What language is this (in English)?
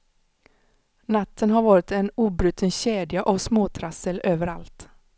Swedish